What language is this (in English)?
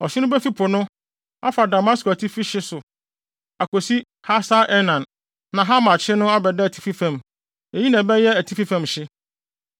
Akan